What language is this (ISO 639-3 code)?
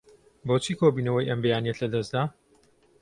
ckb